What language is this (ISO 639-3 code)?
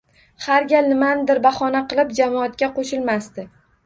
uzb